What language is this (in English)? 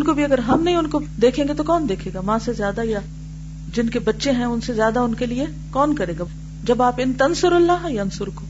Urdu